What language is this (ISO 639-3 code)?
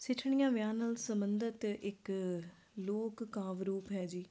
pan